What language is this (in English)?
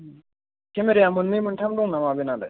Bodo